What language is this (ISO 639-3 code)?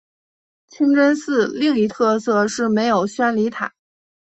zho